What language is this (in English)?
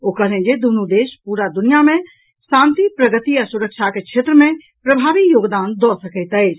Maithili